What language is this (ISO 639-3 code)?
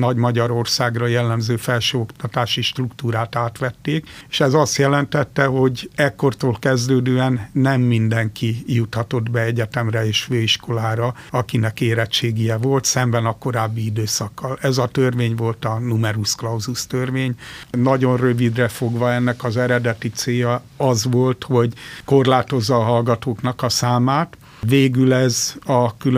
hun